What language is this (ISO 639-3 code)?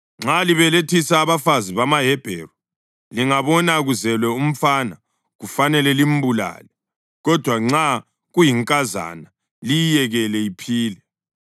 nde